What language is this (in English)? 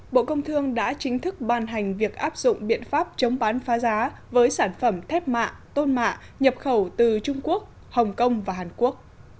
Vietnamese